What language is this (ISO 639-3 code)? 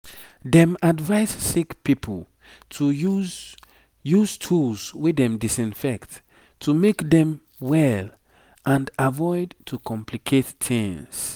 pcm